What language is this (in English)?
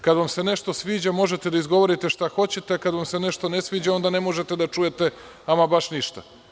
Serbian